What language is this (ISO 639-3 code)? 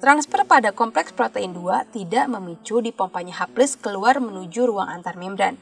ind